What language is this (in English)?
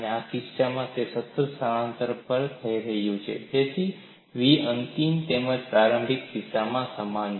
Gujarati